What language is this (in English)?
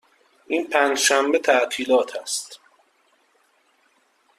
Persian